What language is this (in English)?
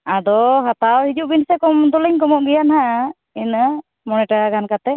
Santali